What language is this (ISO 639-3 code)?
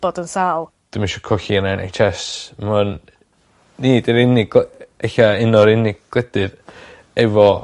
cym